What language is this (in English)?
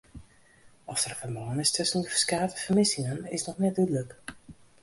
Western Frisian